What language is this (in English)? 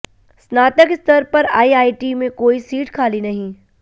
Hindi